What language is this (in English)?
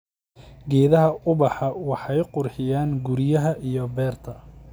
Somali